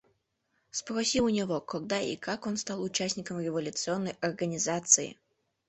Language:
Mari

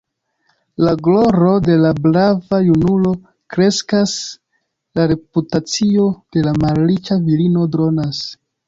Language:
Esperanto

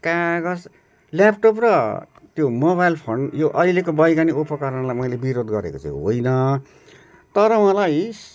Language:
Nepali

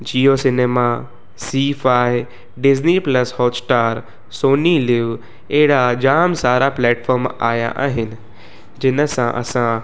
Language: Sindhi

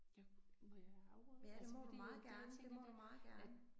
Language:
Danish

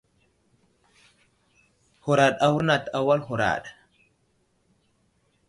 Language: Wuzlam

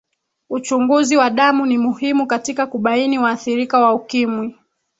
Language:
Swahili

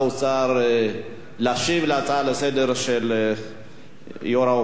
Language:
Hebrew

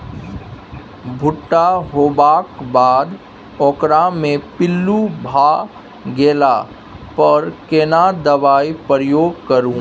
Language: Maithili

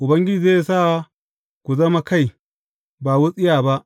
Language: Hausa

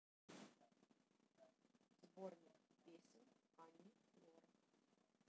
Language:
Russian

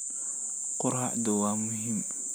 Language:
Somali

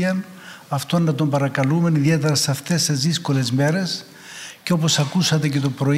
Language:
Greek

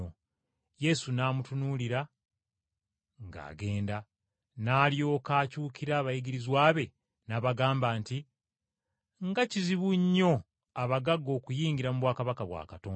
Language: Ganda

